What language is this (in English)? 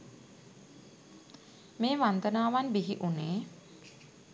Sinhala